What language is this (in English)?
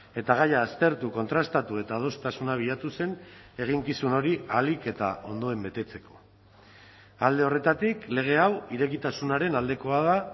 Basque